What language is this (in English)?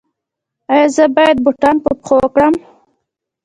Pashto